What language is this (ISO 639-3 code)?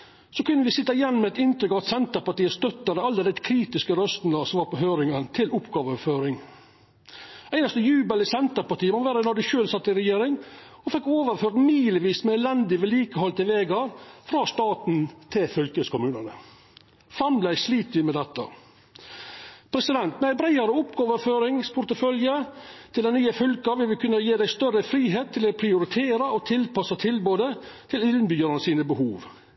nno